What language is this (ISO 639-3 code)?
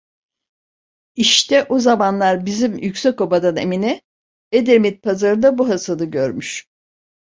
tur